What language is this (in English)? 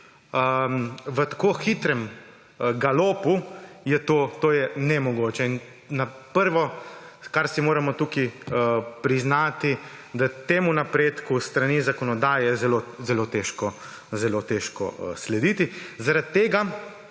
Slovenian